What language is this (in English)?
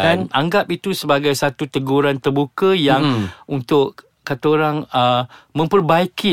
Malay